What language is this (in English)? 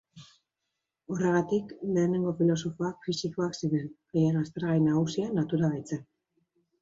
Basque